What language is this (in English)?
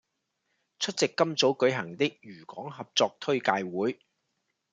Cantonese